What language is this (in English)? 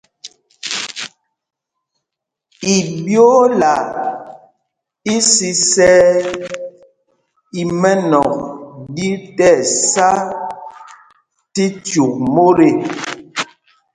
Mpumpong